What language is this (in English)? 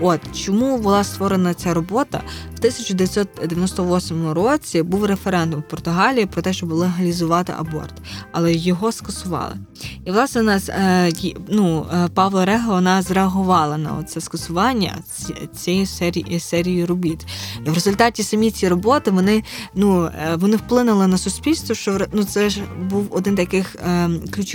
Ukrainian